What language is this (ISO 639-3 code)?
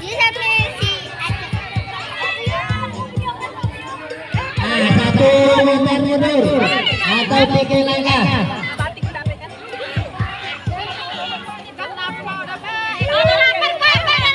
ind